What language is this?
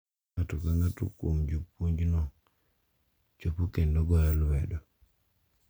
Luo (Kenya and Tanzania)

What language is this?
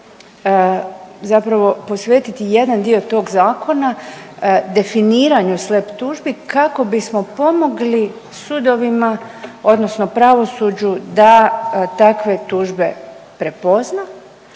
Croatian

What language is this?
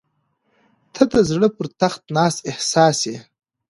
Pashto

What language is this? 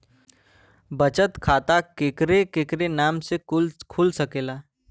Bhojpuri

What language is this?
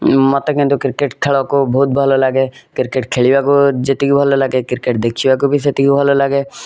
Odia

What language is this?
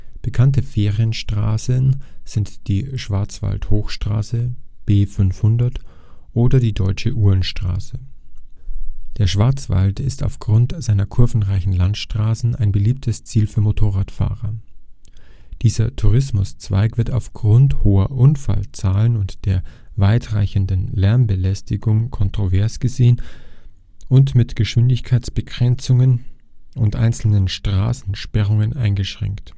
German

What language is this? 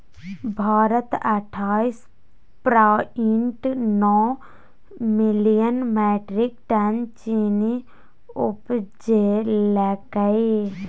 Maithili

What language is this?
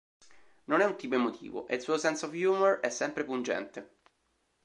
Italian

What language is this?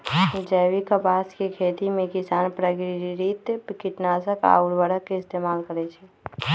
Magahi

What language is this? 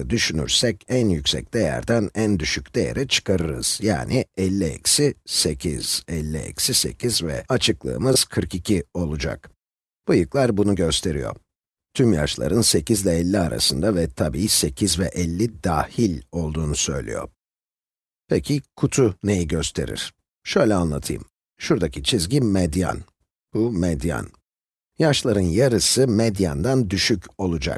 Turkish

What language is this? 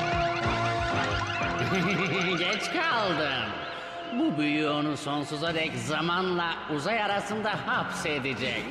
Turkish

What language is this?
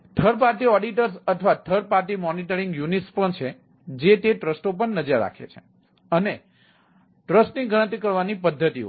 Gujarati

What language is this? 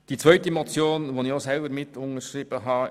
Swiss German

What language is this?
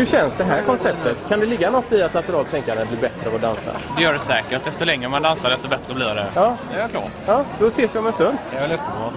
Swedish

